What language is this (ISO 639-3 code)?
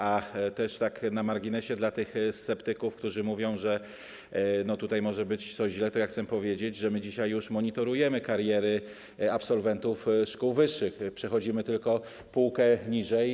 pol